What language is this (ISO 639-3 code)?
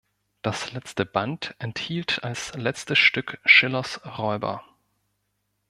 deu